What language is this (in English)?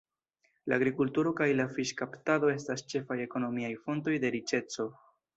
Esperanto